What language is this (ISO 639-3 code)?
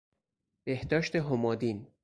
fas